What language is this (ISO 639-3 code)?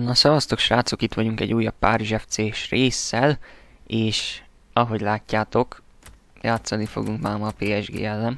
hun